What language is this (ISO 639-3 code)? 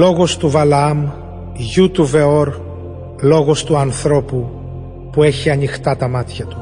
ell